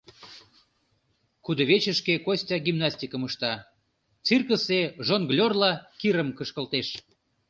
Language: Mari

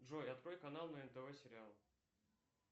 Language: Russian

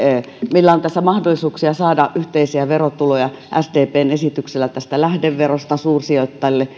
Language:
Finnish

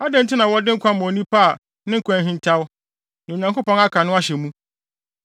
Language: Akan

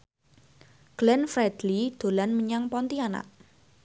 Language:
Javanese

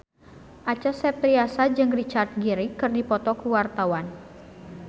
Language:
Sundanese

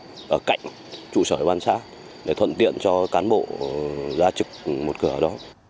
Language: Vietnamese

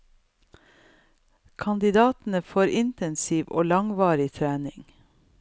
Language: Norwegian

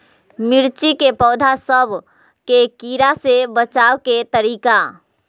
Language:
Magahi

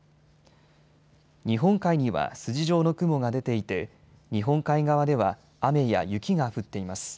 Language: Japanese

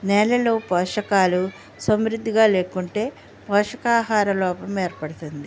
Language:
Telugu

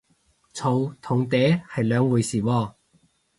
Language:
Cantonese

